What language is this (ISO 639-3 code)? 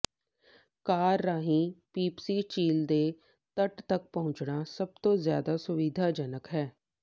pan